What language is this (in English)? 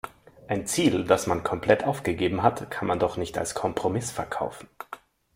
German